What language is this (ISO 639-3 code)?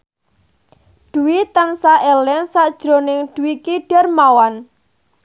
jav